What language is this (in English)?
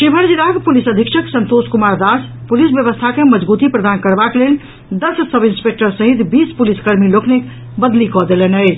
Maithili